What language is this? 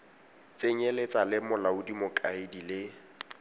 Tswana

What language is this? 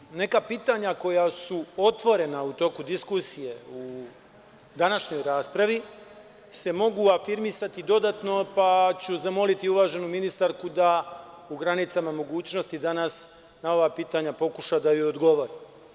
Serbian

